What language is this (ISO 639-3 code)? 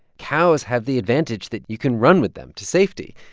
eng